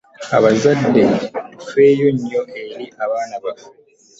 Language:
Ganda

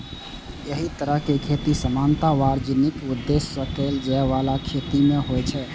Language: Maithili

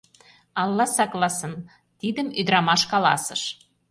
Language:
Mari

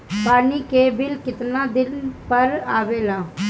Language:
Bhojpuri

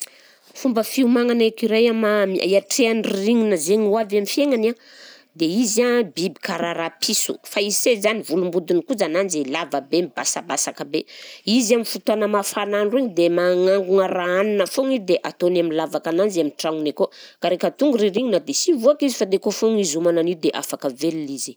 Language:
Southern Betsimisaraka Malagasy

